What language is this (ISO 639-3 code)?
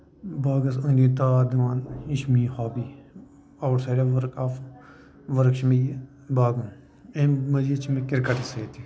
kas